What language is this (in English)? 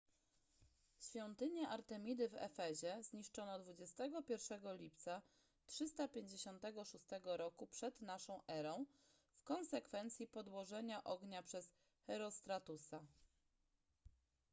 Polish